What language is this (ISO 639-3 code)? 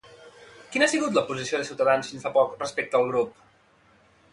cat